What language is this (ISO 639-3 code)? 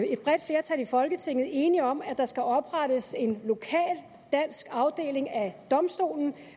dan